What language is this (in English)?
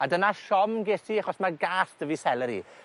Welsh